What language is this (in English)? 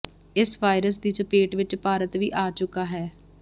Punjabi